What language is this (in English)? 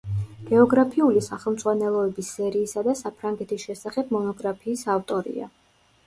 Georgian